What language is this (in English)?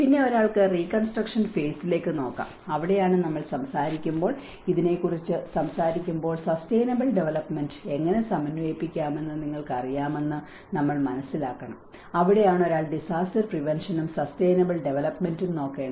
Malayalam